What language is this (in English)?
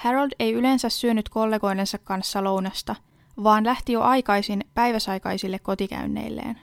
Finnish